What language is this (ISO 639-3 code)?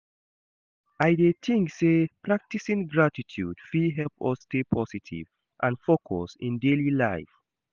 pcm